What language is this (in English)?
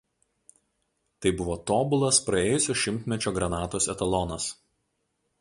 Lithuanian